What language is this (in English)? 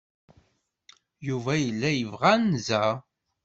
Kabyle